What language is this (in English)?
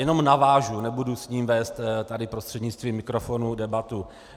Czech